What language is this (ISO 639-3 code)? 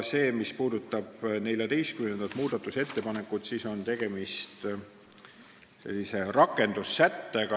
est